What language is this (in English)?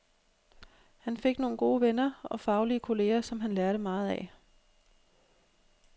Danish